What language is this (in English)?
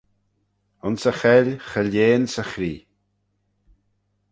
Manx